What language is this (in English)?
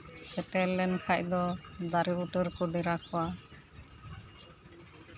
Santali